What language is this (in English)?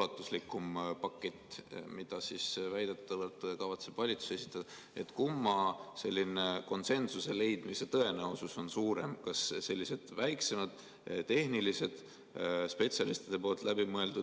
Estonian